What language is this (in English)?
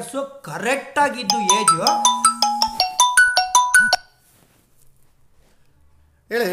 Kannada